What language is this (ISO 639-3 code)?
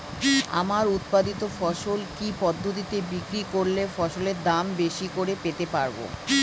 ben